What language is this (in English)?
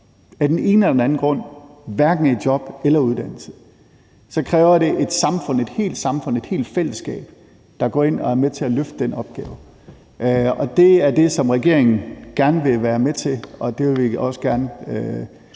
Danish